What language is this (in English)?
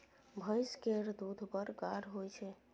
Maithili